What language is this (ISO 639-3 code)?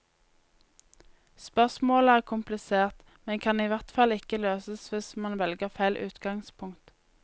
nor